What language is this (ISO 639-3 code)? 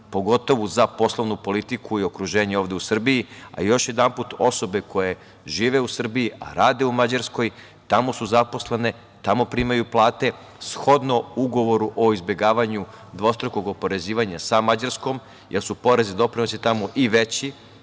srp